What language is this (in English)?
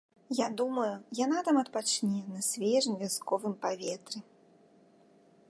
Belarusian